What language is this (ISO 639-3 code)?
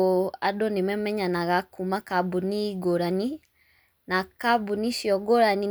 kik